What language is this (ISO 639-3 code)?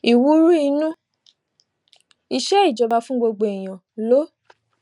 yor